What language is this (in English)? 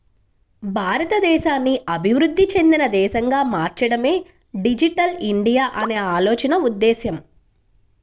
Telugu